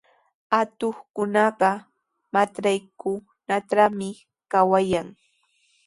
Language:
Sihuas Ancash Quechua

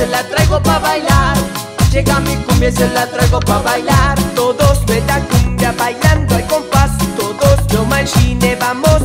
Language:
Spanish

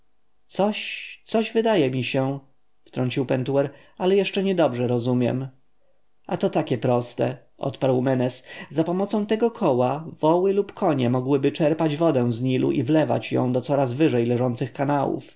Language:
Polish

